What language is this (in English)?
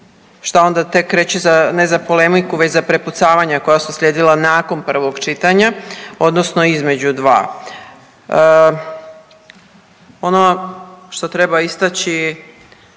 Croatian